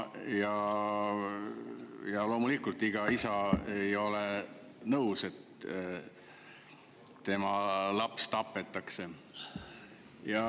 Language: Estonian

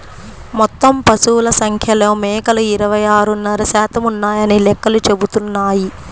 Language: Telugu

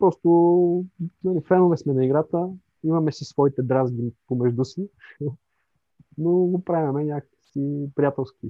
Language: Bulgarian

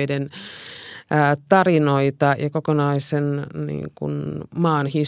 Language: Finnish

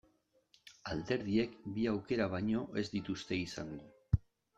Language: Basque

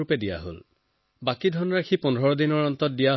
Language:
Assamese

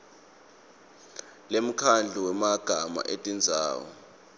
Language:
Swati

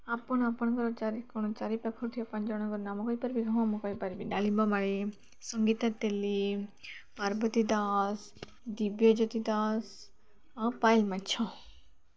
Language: Odia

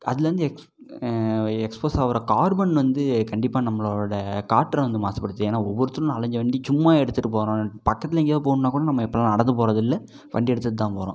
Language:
Tamil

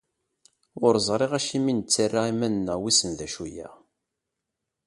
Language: Kabyle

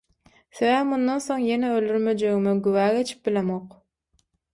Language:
Turkmen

